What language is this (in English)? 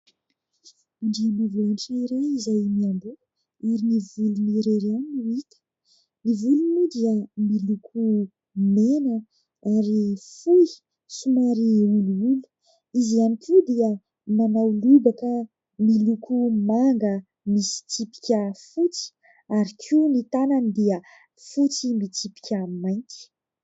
Malagasy